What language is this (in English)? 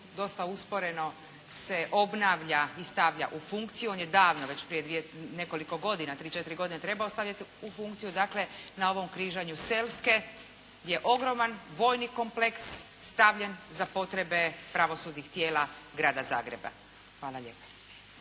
Croatian